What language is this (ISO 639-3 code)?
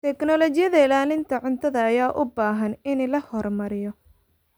som